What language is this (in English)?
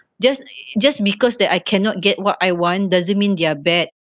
English